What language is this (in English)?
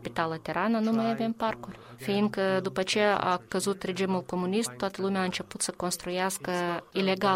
Romanian